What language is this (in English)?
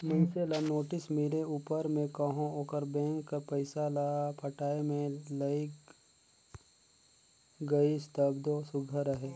Chhattisgarhi